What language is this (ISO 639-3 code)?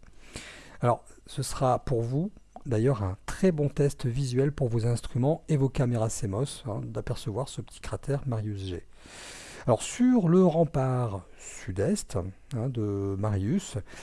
fra